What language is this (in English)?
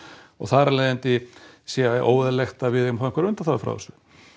Icelandic